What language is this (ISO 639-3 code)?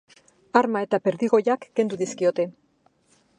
eus